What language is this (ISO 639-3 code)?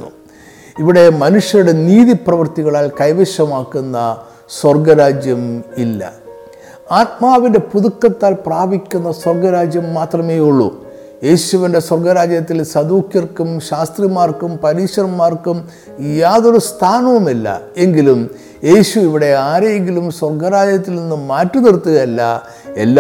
mal